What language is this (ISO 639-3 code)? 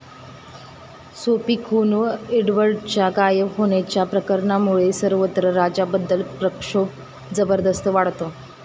mar